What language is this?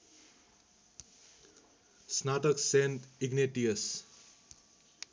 Nepali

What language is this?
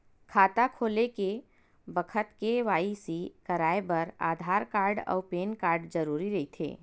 Chhattisgarhi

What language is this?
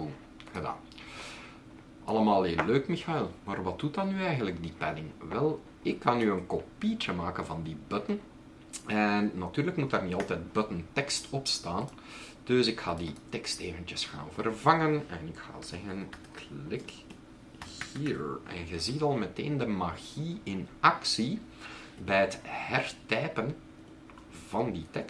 Dutch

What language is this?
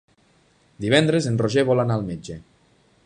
Catalan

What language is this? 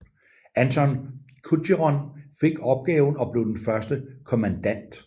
Danish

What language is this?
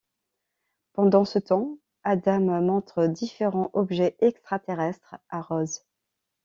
French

